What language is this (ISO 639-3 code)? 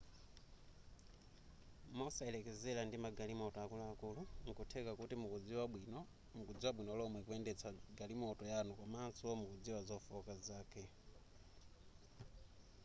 nya